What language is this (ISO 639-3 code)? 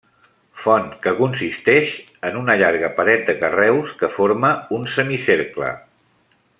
cat